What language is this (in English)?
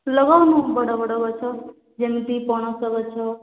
Odia